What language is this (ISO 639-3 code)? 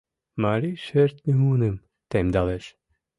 chm